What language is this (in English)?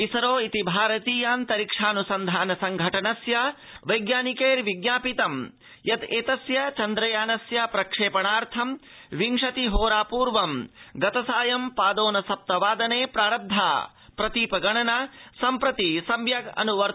Sanskrit